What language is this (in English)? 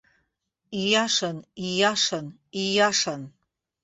Abkhazian